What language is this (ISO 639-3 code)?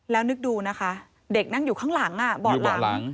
tha